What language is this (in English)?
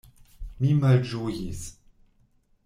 Esperanto